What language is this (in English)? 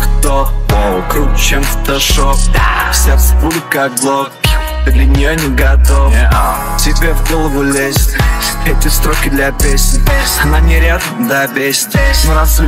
Polish